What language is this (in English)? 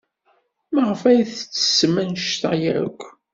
Kabyle